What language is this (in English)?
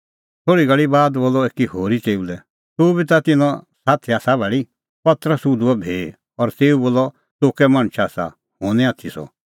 Kullu Pahari